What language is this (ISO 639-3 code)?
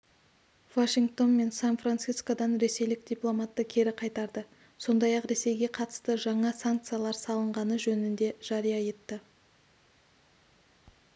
kaz